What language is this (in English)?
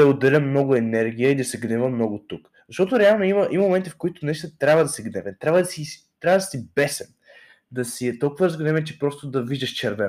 Bulgarian